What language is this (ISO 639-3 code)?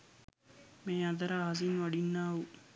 sin